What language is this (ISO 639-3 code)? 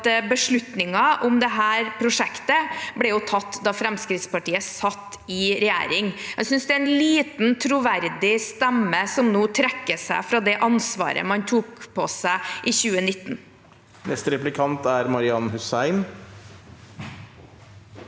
nor